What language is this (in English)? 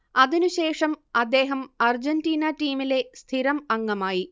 Malayalam